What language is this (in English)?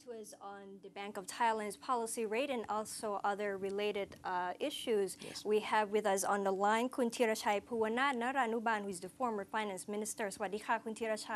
English